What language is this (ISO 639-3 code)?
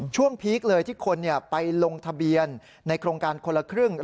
tha